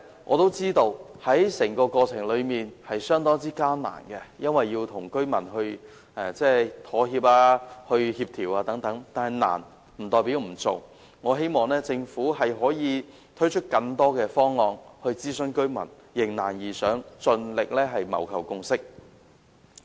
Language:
Cantonese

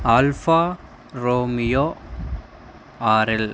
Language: Telugu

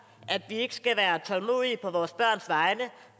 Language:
Danish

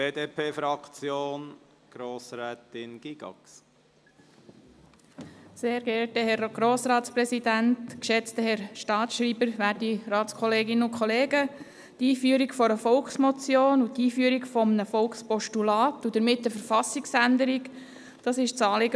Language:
Swiss German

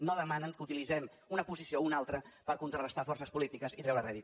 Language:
Catalan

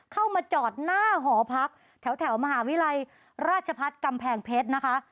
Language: Thai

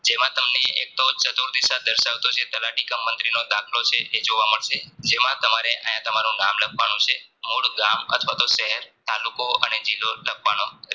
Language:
Gujarati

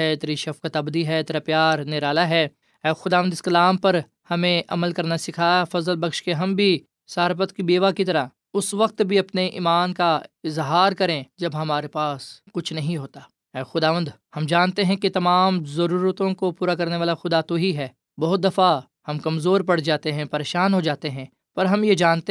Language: Urdu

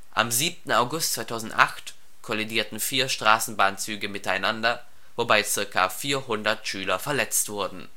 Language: German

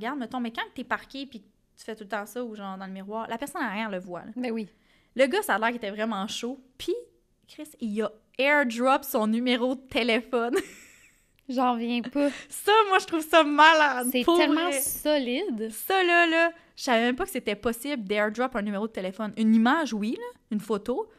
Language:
French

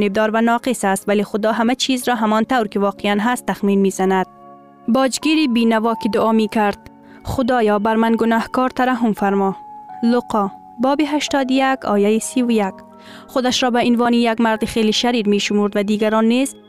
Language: Persian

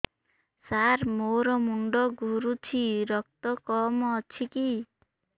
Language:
Odia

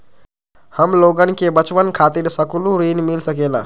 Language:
Magahi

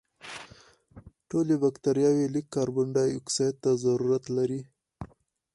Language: Pashto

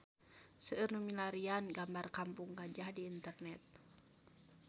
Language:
Sundanese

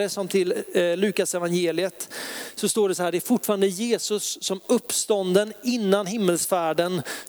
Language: Swedish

